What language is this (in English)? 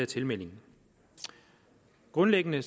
Danish